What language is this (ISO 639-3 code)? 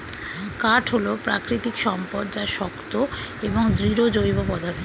ben